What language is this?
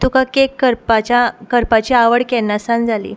Konkani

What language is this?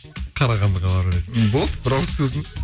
Kazakh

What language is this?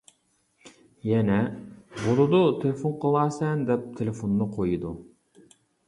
Uyghur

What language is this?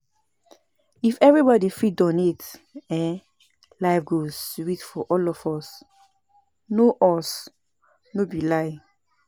Nigerian Pidgin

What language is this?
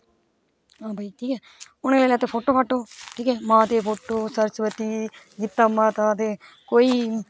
Dogri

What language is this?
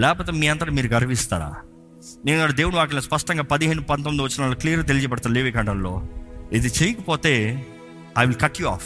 Telugu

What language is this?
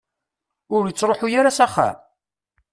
Kabyle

